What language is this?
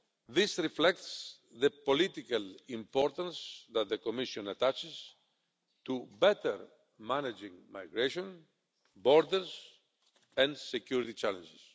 English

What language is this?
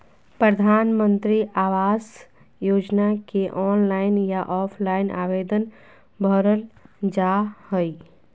Magahi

